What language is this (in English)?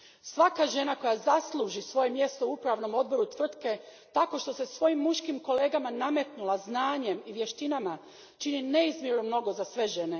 Croatian